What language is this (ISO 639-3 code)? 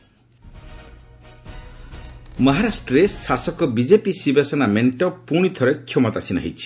ori